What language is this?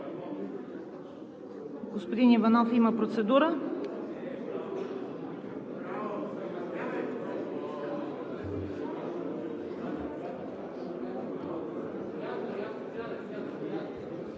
Bulgarian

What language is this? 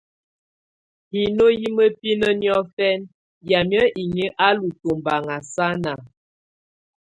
Tunen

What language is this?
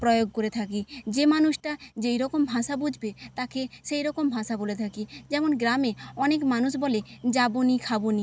Bangla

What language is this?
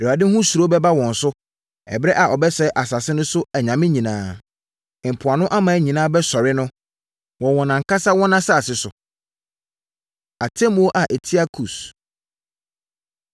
Akan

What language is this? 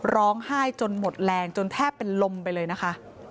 Thai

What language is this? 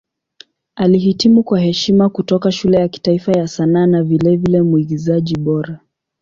Swahili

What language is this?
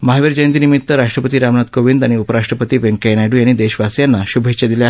Marathi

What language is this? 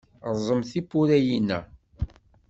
Kabyle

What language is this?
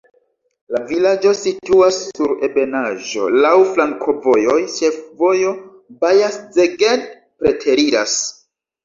Esperanto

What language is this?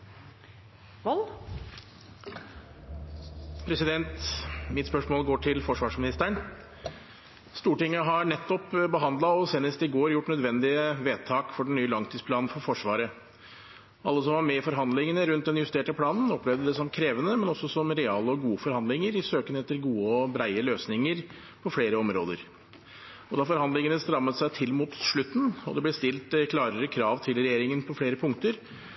Norwegian Bokmål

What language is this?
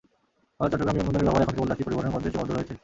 Bangla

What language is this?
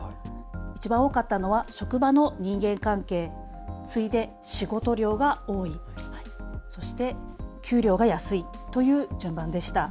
Japanese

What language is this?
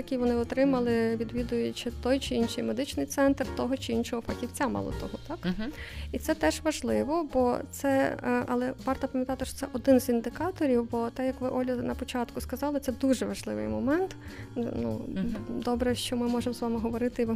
Ukrainian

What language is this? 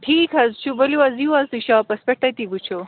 Kashmiri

